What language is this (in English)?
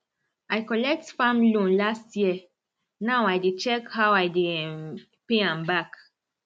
Nigerian Pidgin